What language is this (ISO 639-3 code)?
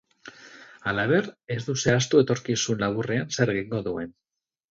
eus